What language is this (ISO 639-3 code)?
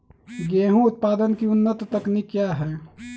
mag